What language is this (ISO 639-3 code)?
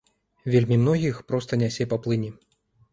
bel